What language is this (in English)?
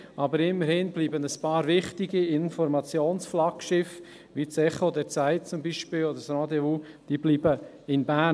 Swiss German